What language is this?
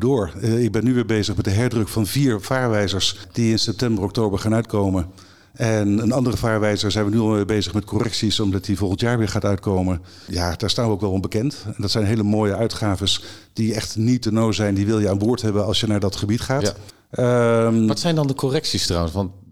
Dutch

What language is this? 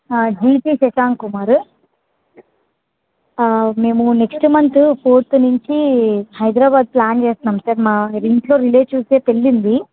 Telugu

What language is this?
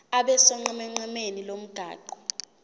Zulu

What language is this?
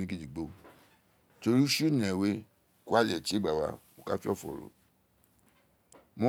Isekiri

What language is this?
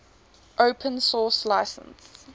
English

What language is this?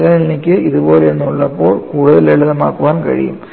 Malayalam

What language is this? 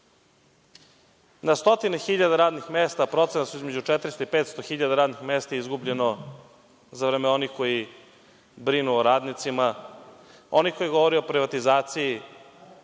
Serbian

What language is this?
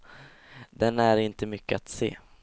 Swedish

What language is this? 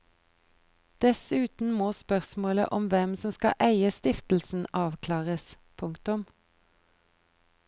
Norwegian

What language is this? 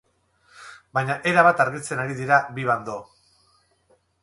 Basque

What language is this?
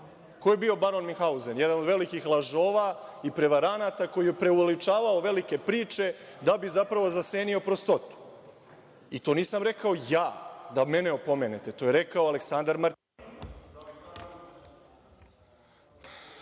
Serbian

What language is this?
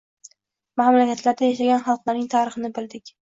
Uzbek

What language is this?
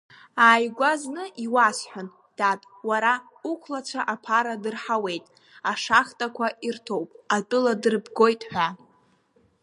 Abkhazian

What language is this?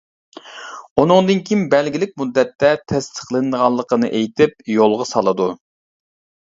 Uyghur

